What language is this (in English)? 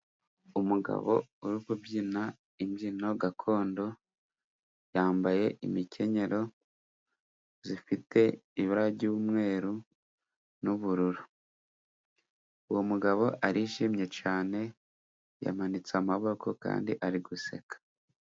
Kinyarwanda